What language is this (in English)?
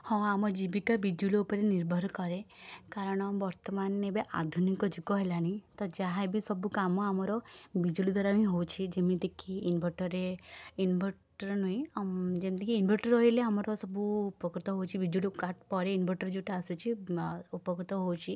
Odia